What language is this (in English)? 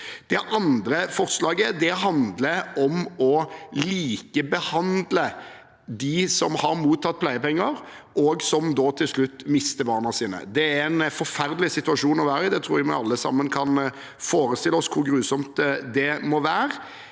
Norwegian